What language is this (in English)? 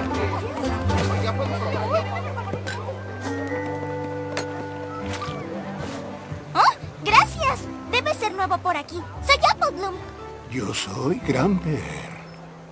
Spanish